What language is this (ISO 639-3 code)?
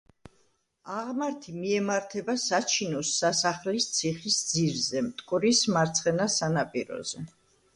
kat